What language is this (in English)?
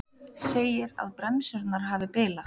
Icelandic